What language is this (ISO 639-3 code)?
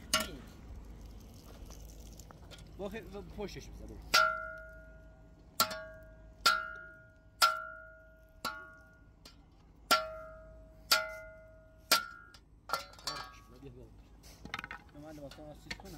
fas